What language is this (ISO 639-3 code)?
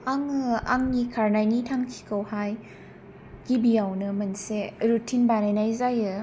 brx